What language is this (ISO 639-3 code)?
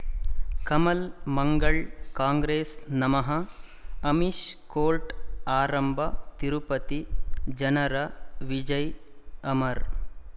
kan